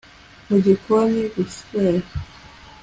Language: Kinyarwanda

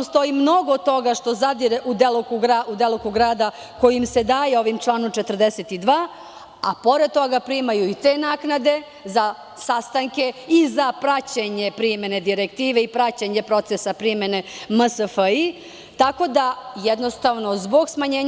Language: Serbian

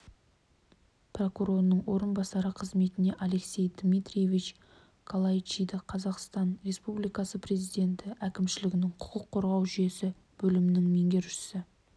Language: Kazakh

